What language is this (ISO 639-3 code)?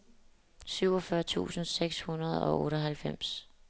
dan